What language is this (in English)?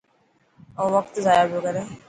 Dhatki